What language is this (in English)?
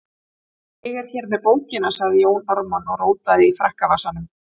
Icelandic